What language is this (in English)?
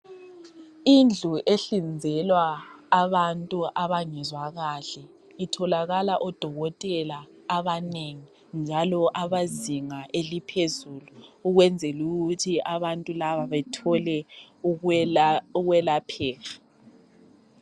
North Ndebele